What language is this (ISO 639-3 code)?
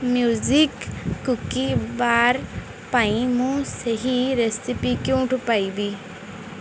ori